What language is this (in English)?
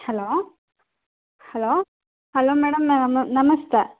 Kannada